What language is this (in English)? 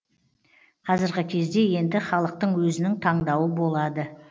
Kazakh